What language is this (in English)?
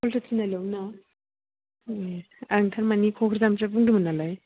Bodo